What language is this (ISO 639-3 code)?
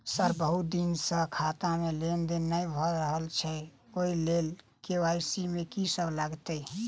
mai